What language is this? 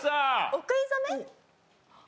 Japanese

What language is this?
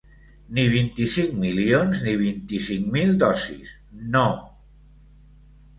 Catalan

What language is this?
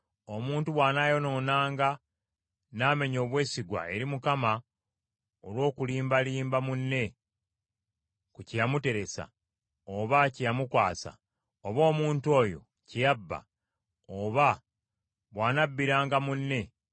Ganda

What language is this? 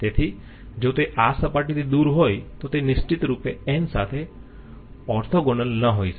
Gujarati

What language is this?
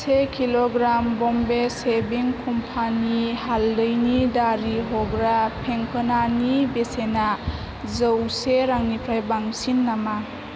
Bodo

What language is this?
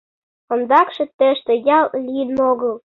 Mari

